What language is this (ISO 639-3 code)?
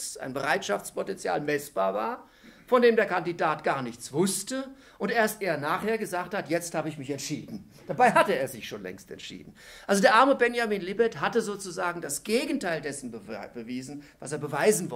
deu